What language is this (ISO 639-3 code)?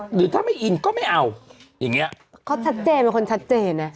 tha